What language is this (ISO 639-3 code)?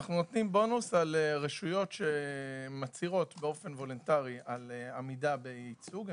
heb